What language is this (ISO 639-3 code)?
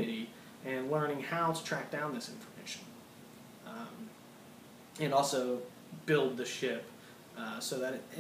eng